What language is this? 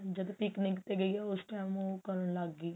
Punjabi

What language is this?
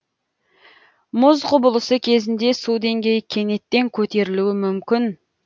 Kazakh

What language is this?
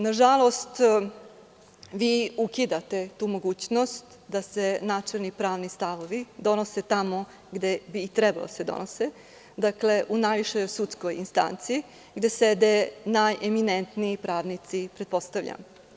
Serbian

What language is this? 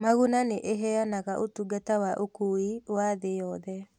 Kikuyu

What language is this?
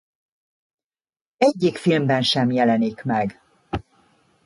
Hungarian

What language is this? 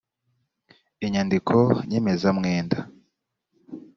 Kinyarwanda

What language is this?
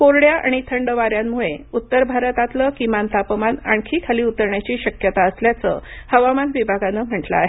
Marathi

